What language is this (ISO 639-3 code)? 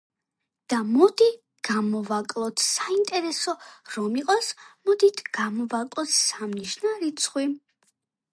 kat